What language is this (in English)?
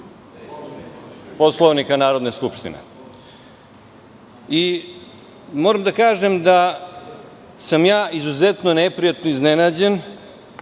Serbian